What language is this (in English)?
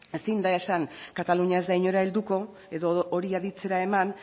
Basque